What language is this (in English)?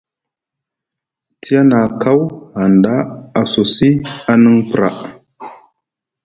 Musgu